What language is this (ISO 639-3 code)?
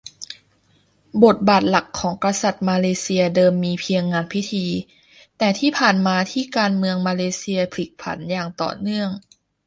tha